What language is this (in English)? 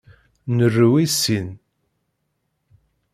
Kabyle